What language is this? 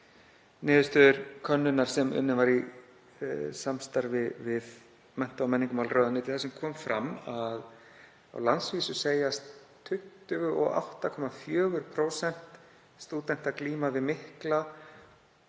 Icelandic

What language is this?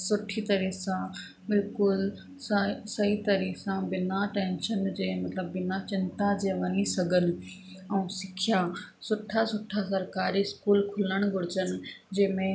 Sindhi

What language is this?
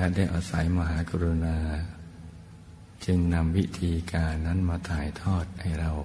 Thai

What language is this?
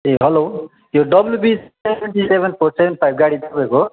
Nepali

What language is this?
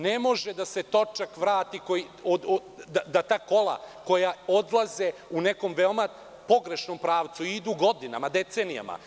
Serbian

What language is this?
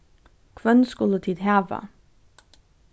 Faroese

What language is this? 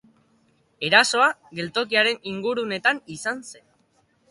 Basque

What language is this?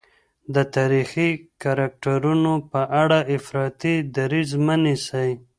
Pashto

